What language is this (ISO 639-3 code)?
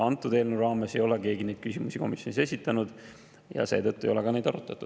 est